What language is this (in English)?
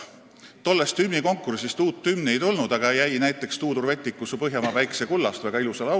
Estonian